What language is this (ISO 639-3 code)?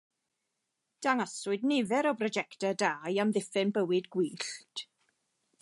cym